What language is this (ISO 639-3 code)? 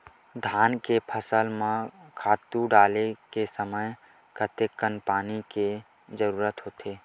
hne